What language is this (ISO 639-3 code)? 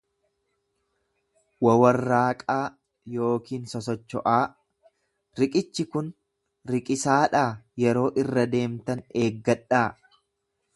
orm